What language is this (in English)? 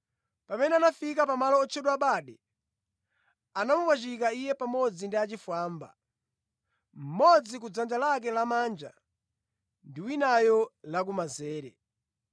Nyanja